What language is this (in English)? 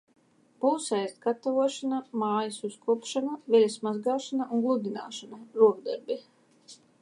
Latvian